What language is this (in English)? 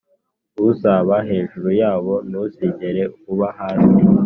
Kinyarwanda